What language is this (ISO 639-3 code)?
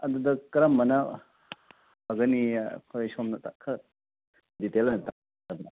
mni